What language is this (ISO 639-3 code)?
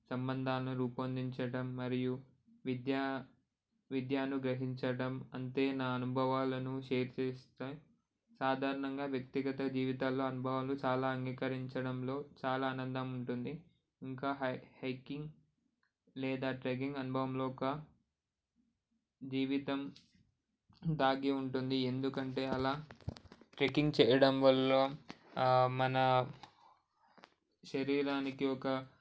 tel